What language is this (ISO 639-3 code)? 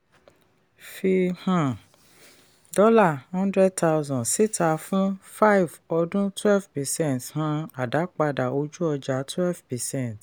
yor